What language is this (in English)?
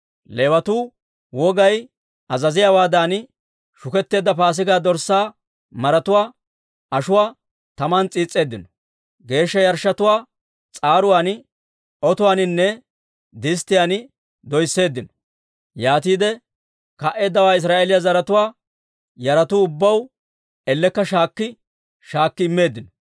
Dawro